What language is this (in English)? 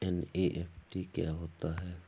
Hindi